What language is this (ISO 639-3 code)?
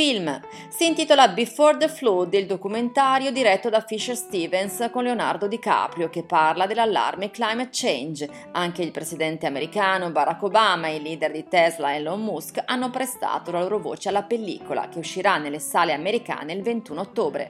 ita